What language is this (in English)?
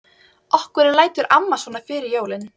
Icelandic